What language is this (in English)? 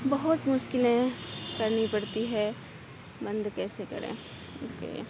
Urdu